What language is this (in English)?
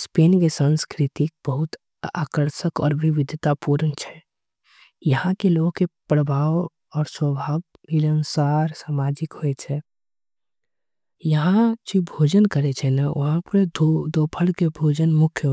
Angika